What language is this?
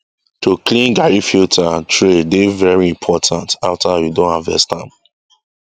Nigerian Pidgin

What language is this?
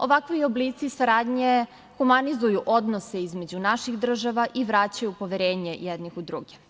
Serbian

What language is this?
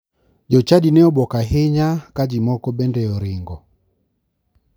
Luo (Kenya and Tanzania)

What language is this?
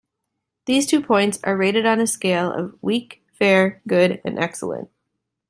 English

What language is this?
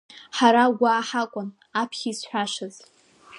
Abkhazian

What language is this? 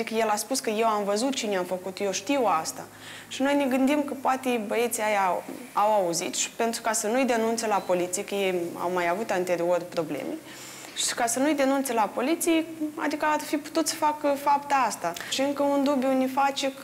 Romanian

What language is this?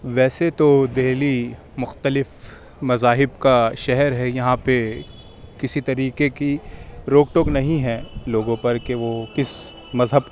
Urdu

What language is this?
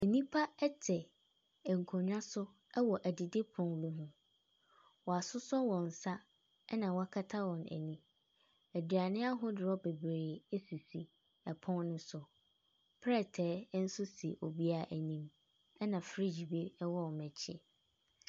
Akan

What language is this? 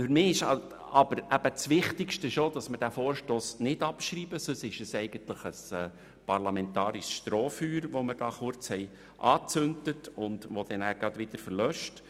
Swiss German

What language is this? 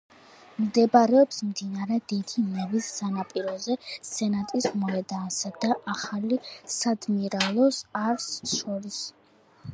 Georgian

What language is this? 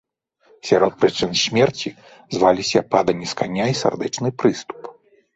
Belarusian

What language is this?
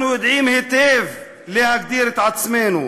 Hebrew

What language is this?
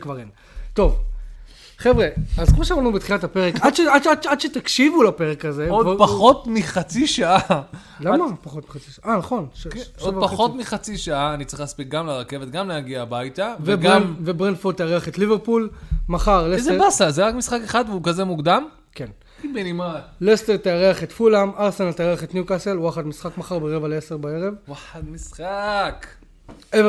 Hebrew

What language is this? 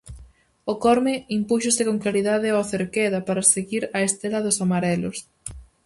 Galician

